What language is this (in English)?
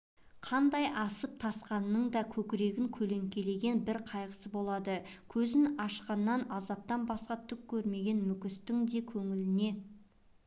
Kazakh